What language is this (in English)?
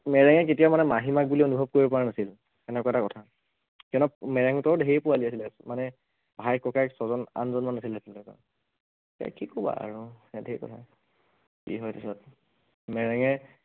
Assamese